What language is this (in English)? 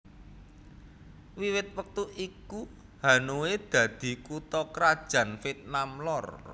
Javanese